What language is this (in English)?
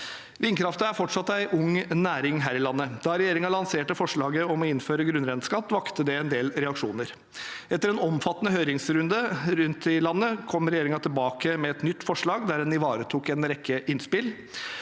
Norwegian